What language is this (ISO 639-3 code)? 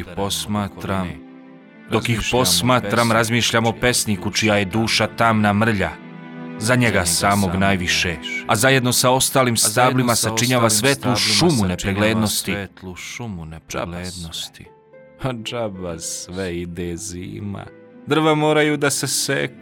hrv